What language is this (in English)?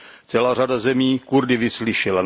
Czech